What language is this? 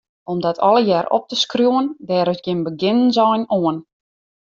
Western Frisian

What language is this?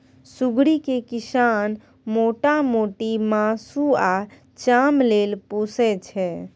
Maithili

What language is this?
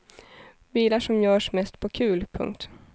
Swedish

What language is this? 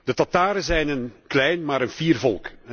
Dutch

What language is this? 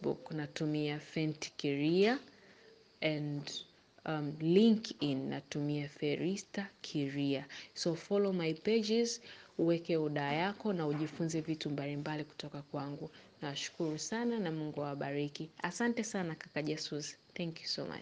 Swahili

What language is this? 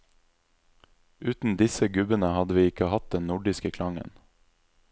Norwegian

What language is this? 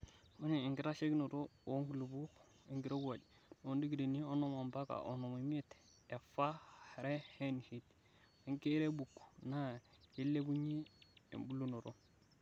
Masai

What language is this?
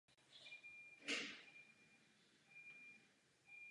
Czech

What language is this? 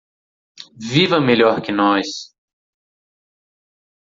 Portuguese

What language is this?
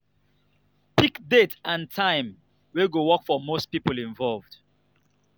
Nigerian Pidgin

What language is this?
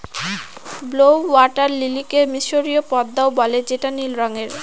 Bangla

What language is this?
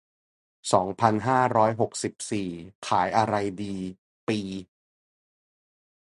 Thai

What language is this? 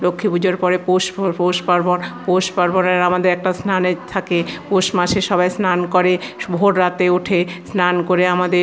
Bangla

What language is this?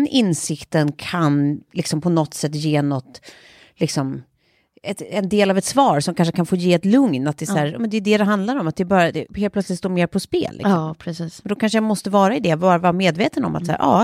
Swedish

